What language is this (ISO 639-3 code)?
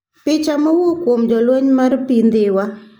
luo